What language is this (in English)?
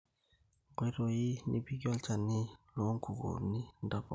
Masai